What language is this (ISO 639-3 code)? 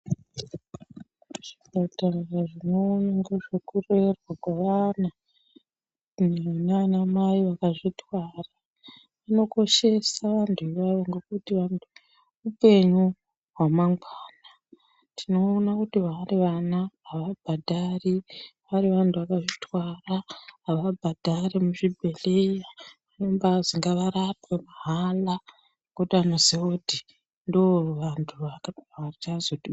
ndc